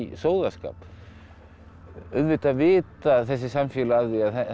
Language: Icelandic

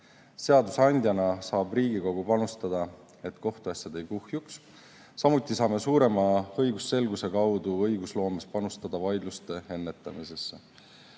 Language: Estonian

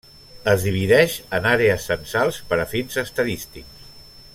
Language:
Catalan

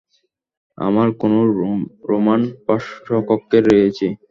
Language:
Bangla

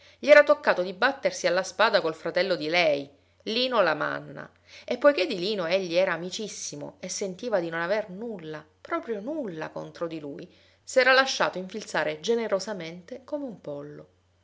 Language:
Italian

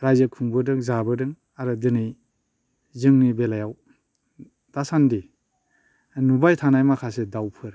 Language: Bodo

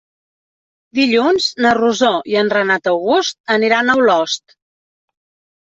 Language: Catalan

